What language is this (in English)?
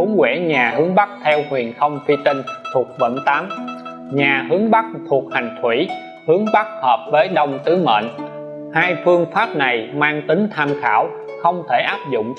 Vietnamese